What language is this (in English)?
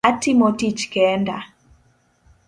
Luo (Kenya and Tanzania)